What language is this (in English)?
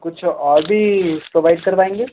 Hindi